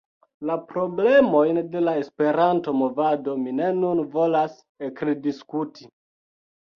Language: Esperanto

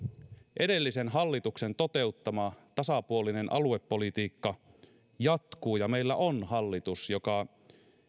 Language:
Finnish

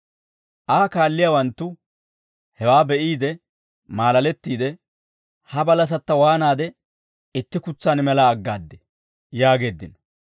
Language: Dawro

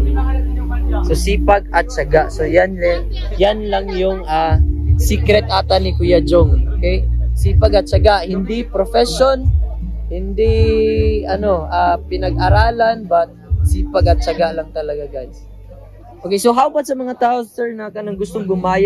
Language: Filipino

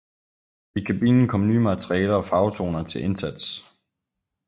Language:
Danish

